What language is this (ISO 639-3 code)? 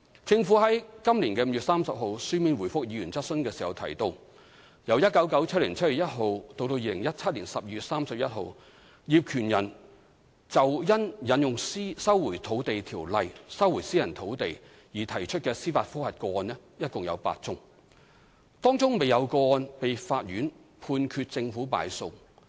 yue